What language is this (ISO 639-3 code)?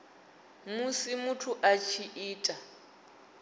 ven